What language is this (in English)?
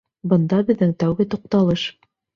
Bashkir